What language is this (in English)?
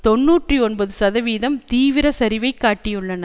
Tamil